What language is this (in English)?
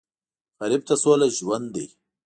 Pashto